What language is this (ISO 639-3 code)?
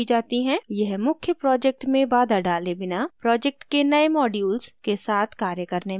hin